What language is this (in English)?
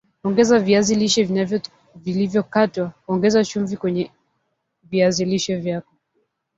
Swahili